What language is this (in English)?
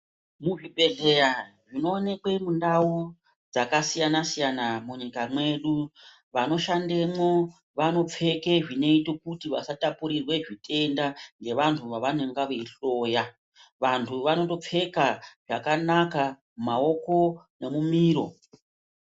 Ndau